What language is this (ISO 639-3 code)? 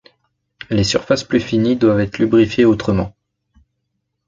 fra